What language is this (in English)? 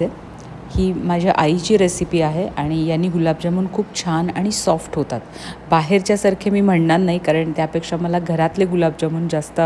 Marathi